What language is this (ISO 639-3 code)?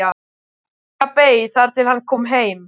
isl